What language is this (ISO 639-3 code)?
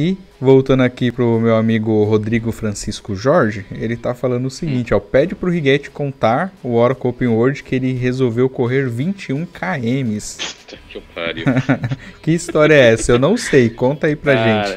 por